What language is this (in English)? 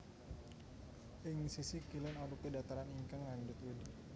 Javanese